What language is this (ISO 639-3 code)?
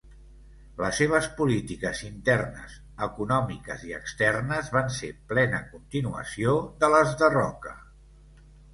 cat